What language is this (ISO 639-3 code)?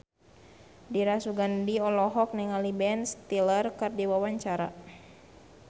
sun